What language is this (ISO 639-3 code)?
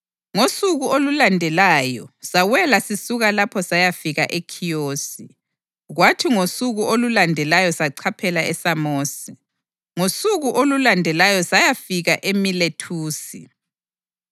nde